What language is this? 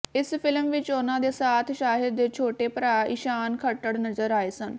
Punjabi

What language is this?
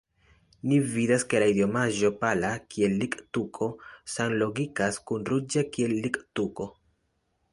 Esperanto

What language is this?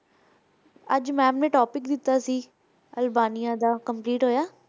Punjabi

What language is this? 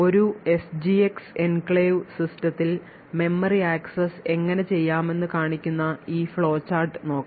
Malayalam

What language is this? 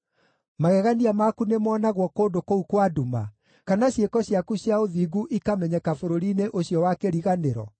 Kikuyu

